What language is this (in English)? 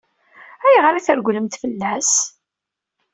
Kabyle